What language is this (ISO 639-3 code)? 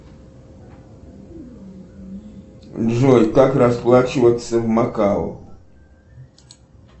rus